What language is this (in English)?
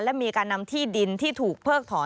Thai